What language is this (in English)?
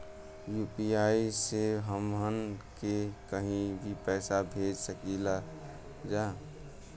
Bhojpuri